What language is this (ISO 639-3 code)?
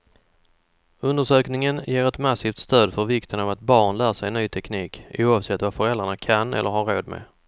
swe